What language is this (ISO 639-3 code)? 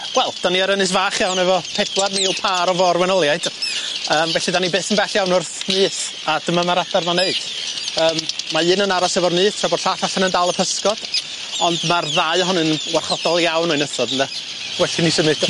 cym